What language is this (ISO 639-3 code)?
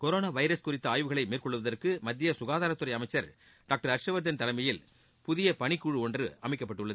tam